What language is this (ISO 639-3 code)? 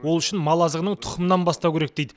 kaz